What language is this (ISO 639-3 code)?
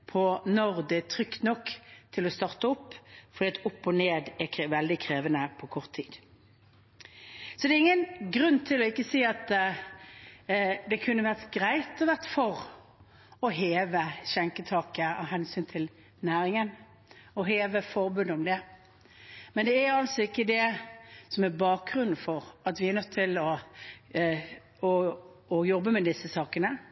nob